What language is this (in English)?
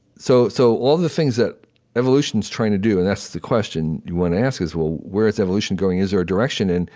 English